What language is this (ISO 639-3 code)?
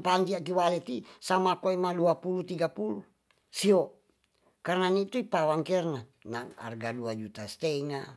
txs